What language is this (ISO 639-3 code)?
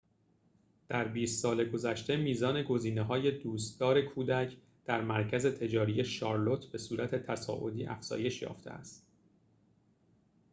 fas